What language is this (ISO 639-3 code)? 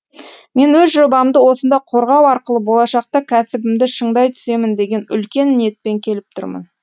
kaz